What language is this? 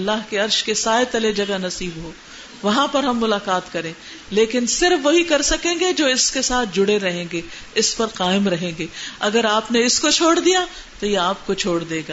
Urdu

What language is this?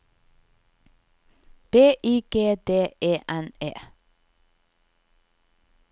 Norwegian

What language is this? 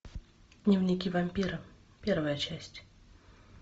Russian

